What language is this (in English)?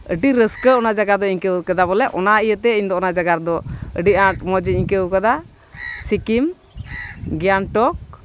Santali